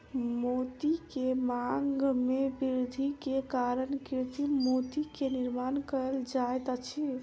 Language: Maithili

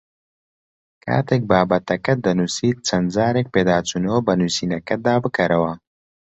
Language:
Central Kurdish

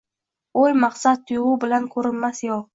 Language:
Uzbek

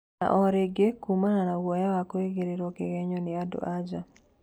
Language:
Kikuyu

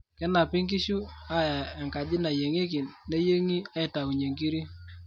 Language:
Masai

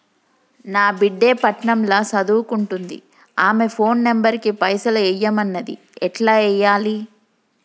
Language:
Telugu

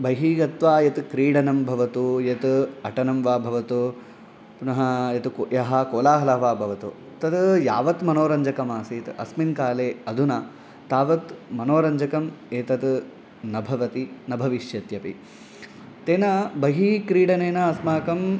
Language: Sanskrit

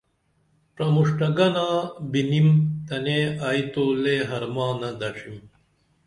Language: Dameli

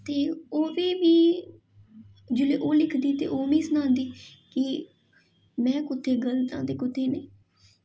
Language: Dogri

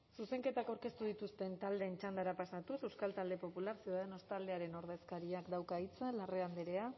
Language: Basque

